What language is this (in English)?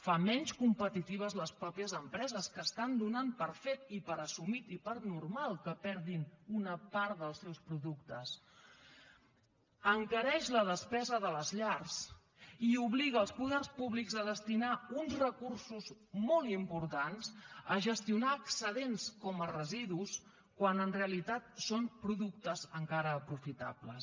Catalan